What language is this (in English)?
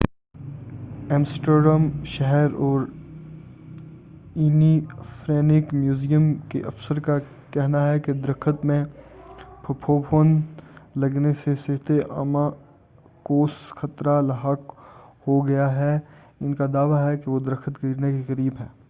Urdu